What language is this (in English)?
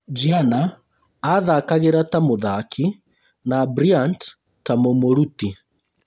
Kikuyu